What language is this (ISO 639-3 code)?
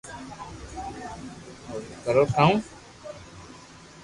lrk